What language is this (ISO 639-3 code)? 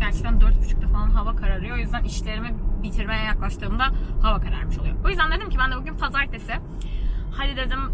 tur